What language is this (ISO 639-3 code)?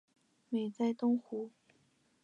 zho